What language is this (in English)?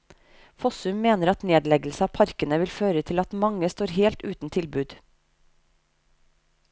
Norwegian